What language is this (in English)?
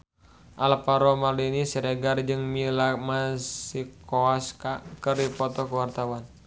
Sundanese